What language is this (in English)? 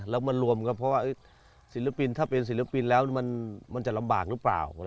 Thai